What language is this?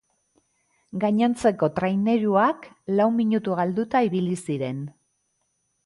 Basque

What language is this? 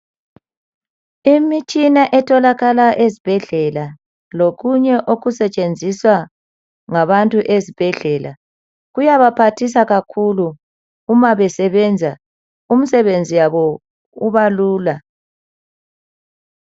North Ndebele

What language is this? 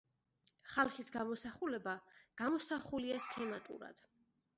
Georgian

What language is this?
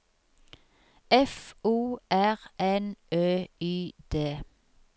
Norwegian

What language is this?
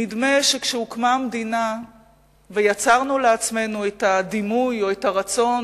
Hebrew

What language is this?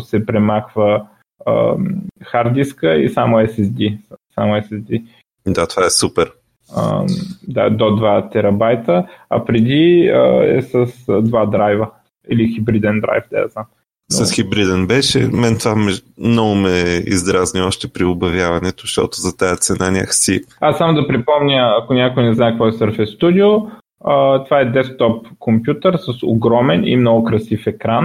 Bulgarian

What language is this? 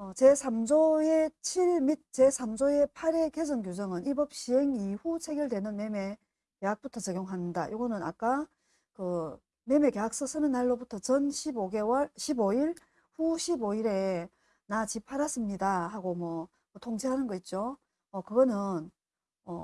Korean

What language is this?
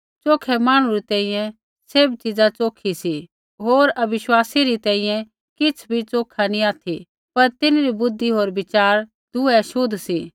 Kullu Pahari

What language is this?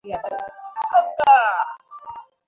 Bangla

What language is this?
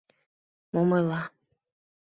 Mari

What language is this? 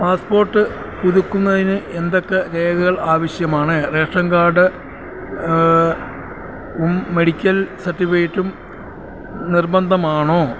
Malayalam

